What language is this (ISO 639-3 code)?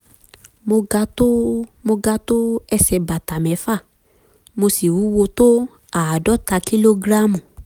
yor